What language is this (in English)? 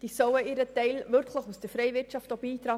Swiss German